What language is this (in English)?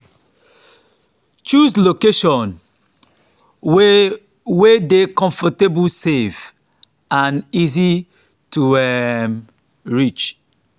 Nigerian Pidgin